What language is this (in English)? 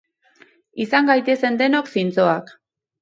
Basque